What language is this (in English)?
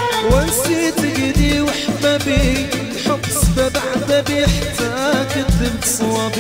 Arabic